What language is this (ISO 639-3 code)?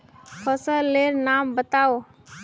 mag